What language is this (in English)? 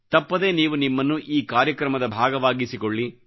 Kannada